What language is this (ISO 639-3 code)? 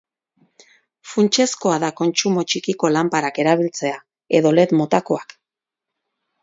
eus